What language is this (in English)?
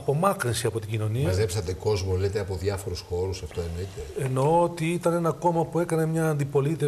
Greek